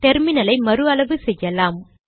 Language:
Tamil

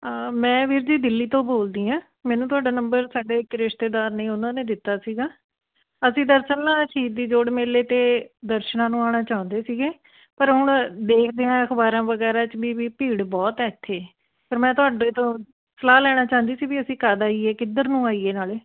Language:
Punjabi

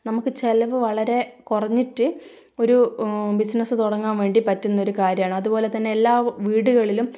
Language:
Malayalam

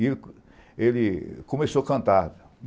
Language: Portuguese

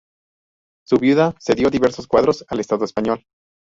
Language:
Spanish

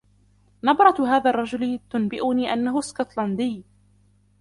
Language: Arabic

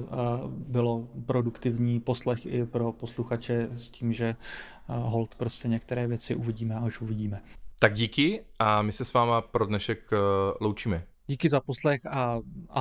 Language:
Czech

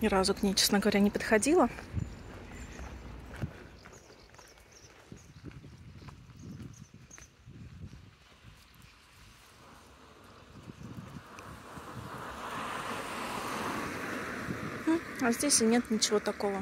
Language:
Russian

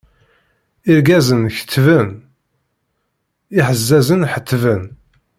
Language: Kabyle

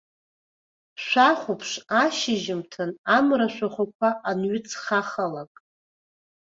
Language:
Abkhazian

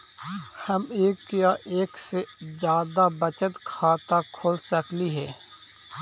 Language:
Magahi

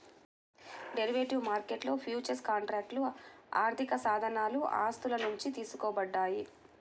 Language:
Telugu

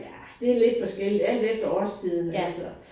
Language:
Danish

